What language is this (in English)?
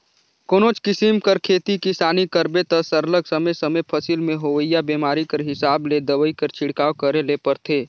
Chhattisgarhi